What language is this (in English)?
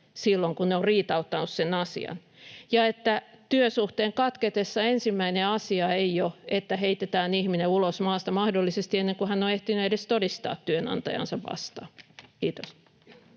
Finnish